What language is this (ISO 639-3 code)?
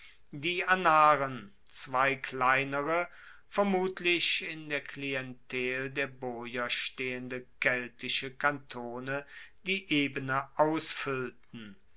deu